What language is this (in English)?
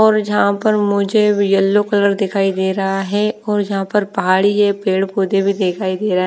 Hindi